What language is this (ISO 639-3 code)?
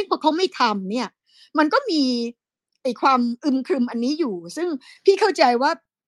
tha